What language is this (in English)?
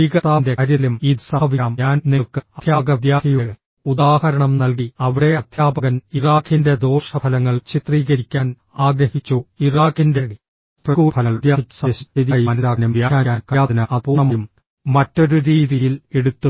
Malayalam